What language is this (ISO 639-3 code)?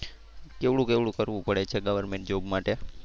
guj